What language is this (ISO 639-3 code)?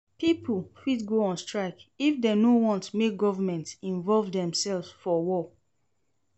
pcm